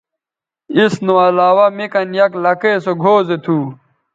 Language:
Bateri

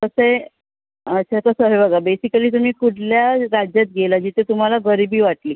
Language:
Marathi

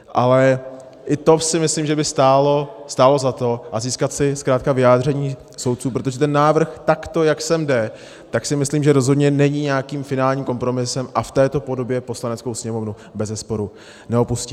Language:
Czech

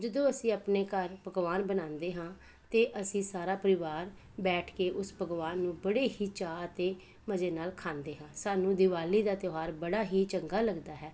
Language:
Punjabi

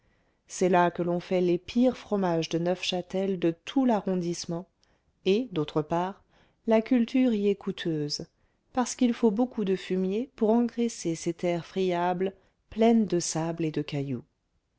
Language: French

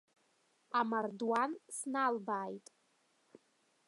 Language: Abkhazian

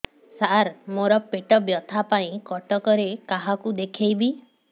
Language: Odia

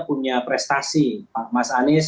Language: Indonesian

